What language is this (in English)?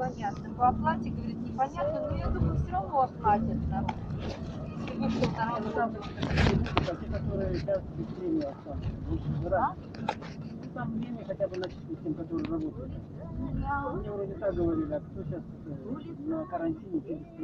Russian